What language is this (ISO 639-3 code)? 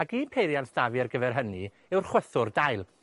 cym